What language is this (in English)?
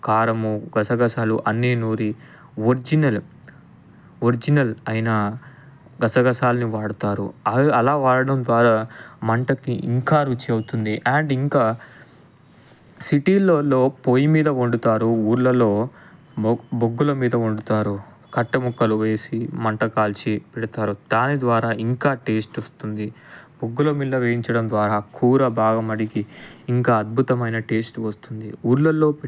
Telugu